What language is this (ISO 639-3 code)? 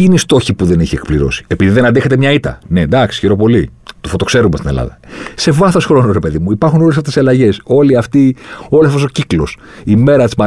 ell